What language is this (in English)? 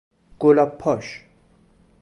Persian